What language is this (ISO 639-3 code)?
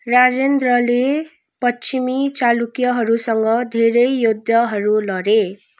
nep